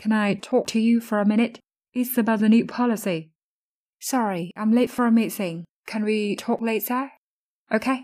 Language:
Vietnamese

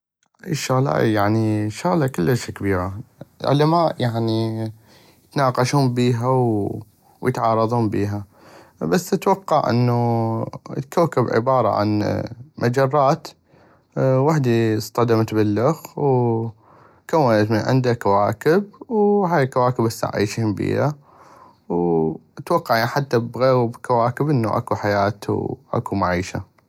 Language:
North Mesopotamian Arabic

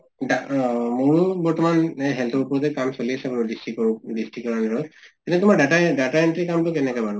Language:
Assamese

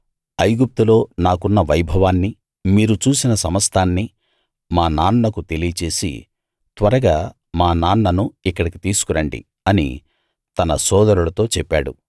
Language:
Telugu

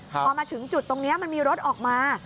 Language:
Thai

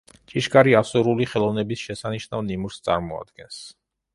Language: Georgian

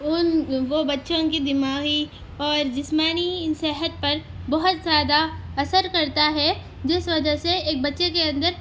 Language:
Urdu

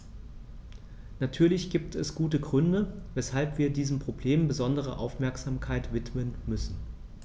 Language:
German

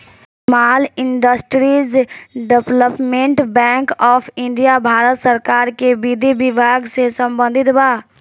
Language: Bhojpuri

